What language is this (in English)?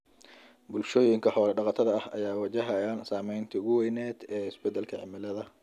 Somali